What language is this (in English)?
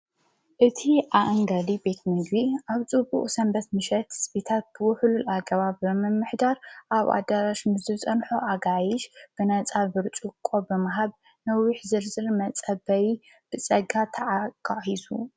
Tigrinya